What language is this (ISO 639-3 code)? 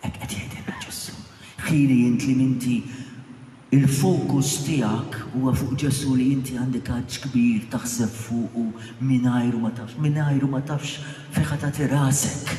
ara